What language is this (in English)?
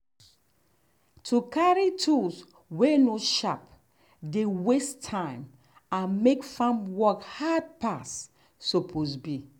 Nigerian Pidgin